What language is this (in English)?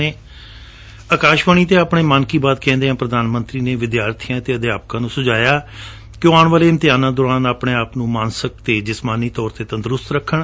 Punjabi